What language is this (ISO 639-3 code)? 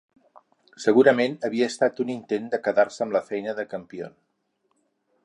cat